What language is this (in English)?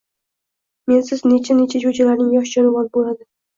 Uzbek